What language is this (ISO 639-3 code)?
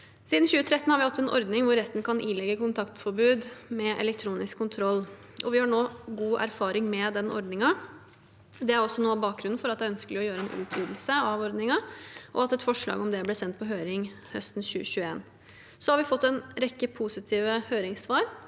nor